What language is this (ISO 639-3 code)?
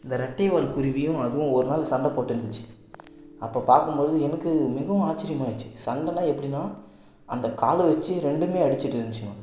tam